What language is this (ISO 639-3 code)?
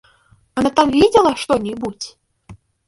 rus